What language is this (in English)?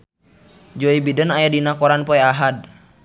Sundanese